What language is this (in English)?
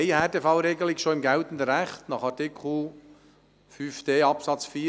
Swiss German